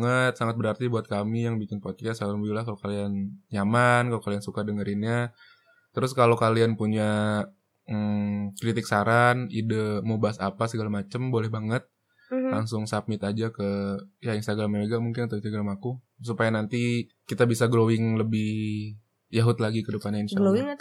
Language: Indonesian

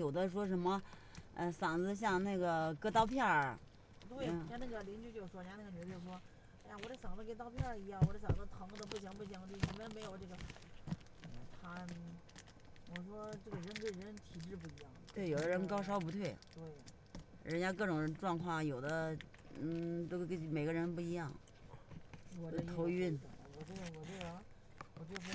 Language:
Chinese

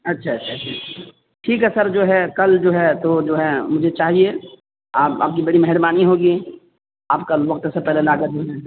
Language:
Urdu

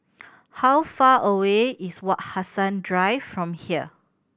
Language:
English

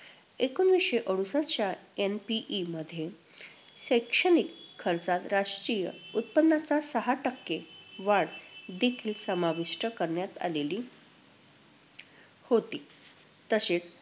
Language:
Marathi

